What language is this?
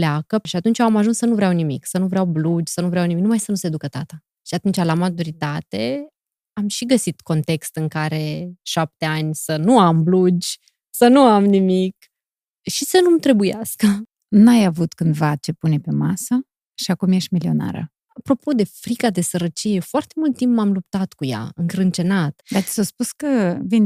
Romanian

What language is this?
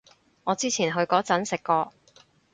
Cantonese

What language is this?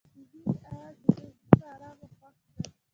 Pashto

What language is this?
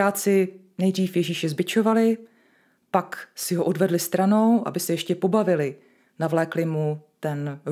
Czech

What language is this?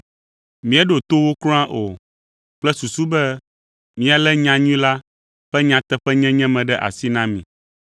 Ewe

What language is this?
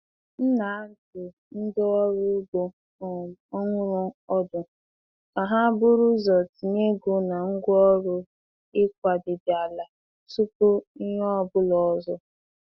Igbo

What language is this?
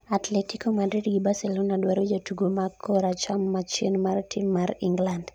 Luo (Kenya and Tanzania)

